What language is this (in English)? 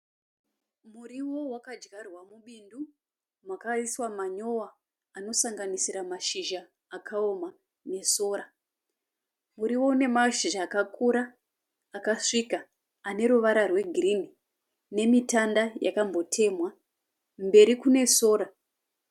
Shona